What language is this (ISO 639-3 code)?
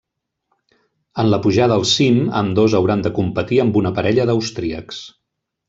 cat